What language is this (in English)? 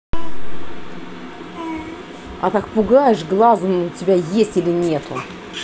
Russian